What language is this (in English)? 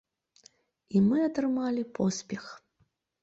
Belarusian